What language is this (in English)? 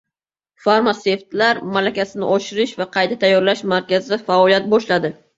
Uzbek